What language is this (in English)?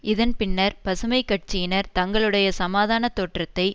Tamil